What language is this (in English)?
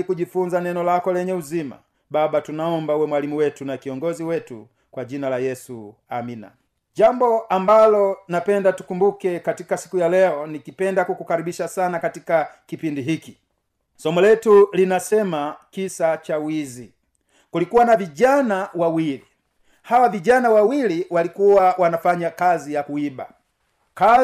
Swahili